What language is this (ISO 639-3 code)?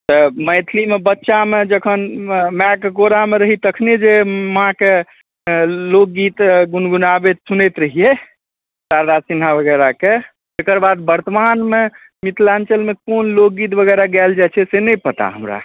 mai